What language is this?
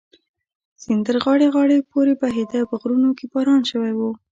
Pashto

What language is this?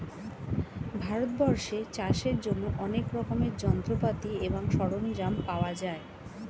Bangla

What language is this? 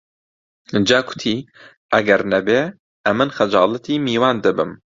Central Kurdish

